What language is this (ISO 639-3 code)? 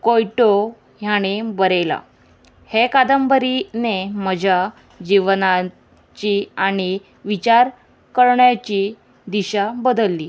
kok